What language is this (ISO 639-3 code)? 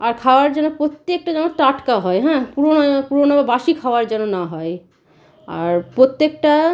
ben